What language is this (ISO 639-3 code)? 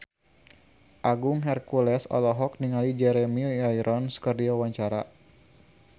sun